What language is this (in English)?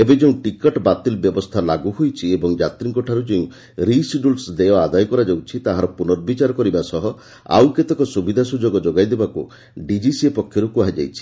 Odia